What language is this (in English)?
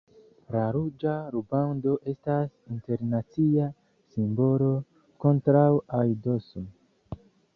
Esperanto